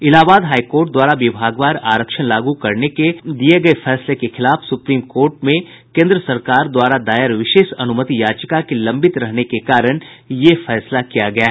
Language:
Hindi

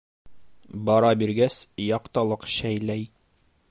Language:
Bashkir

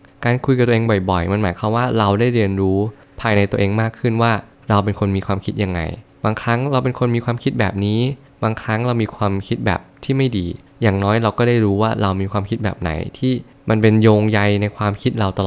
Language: Thai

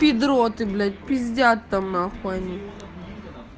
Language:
Russian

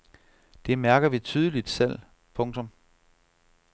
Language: Danish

